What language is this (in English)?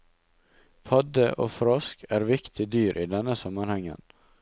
Norwegian